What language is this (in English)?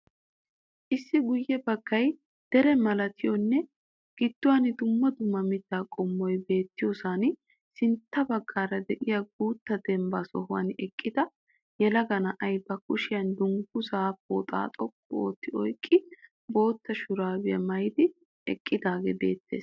Wolaytta